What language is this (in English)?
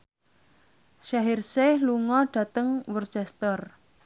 Javanese